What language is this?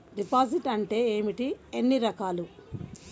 Telugu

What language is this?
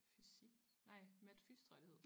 Danish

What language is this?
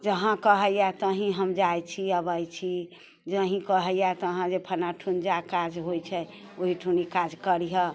Maithili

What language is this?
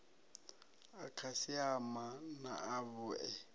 Venda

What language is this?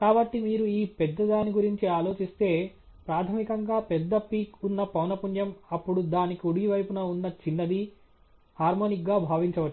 Telugu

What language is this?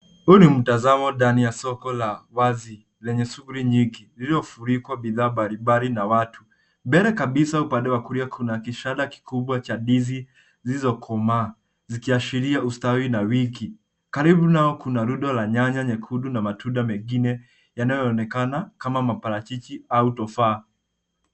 Swahili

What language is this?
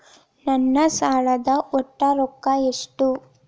Kannada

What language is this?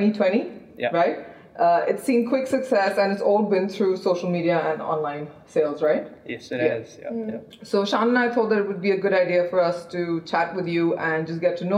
English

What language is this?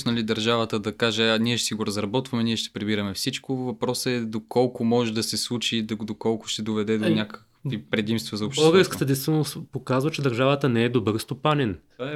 Bulgarian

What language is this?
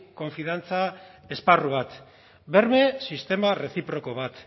Basque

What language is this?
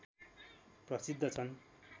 Nepali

